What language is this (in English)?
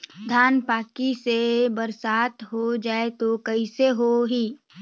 Chhattisgarhi